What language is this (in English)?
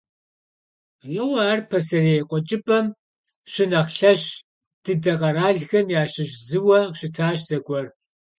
Kabardian